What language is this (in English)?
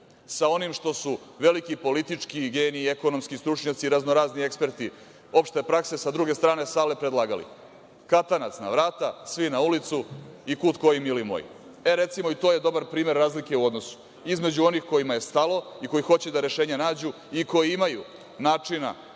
Serbian